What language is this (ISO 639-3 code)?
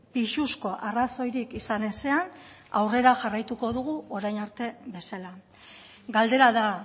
eus